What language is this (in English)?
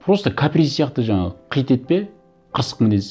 Kazakh